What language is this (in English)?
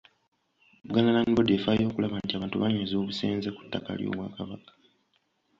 Ganda